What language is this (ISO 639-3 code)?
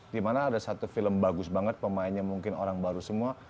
ind